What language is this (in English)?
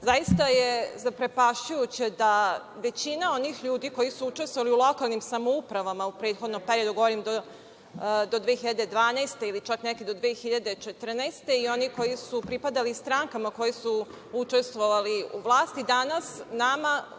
Serbian